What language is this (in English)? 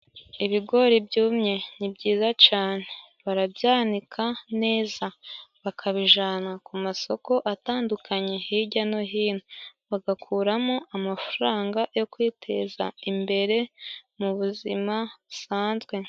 Kinyarwanda